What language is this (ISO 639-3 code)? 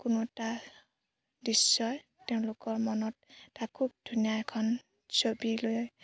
asm